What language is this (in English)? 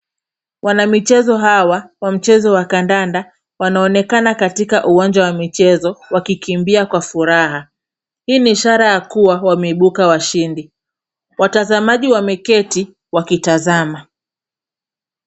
Swahili